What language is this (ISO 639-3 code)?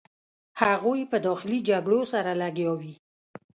pus